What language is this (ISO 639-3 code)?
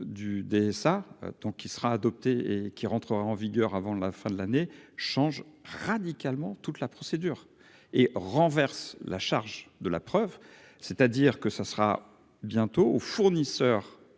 fra